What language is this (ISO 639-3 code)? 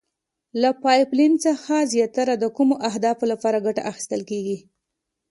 pus